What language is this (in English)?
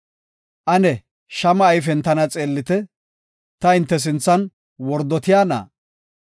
Gofa